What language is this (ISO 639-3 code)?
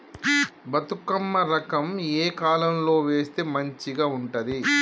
tel